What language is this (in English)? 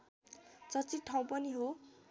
Nepali